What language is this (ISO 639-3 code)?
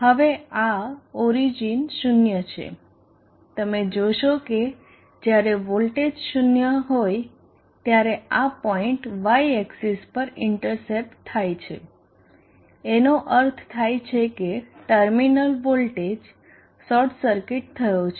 guj